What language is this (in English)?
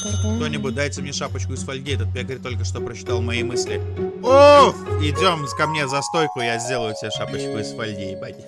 Russian